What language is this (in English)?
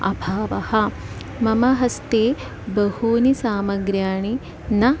Sanskrit